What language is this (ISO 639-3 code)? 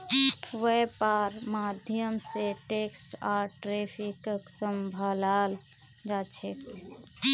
mag